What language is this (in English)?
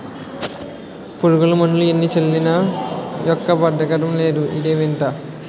Telugu